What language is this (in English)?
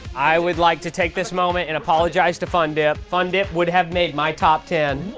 English